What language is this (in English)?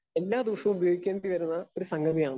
Malayalam